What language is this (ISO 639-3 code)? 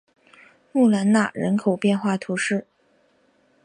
zho